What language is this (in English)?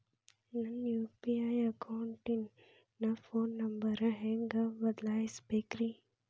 Kannada